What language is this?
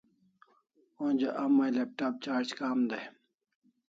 Kalasha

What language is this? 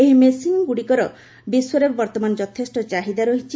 Odia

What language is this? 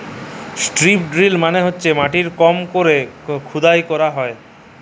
Bangla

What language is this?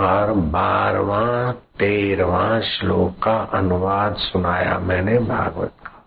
Hindi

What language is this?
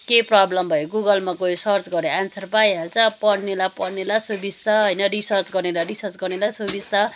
Nepali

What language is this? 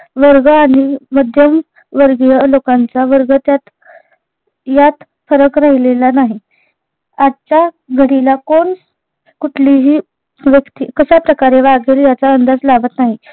Marathi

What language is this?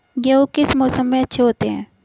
Hindi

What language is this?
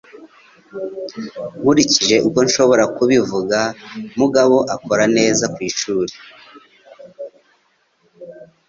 Kinyarwanda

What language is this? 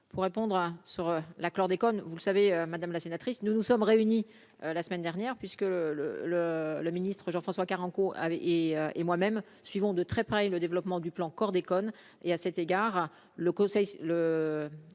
French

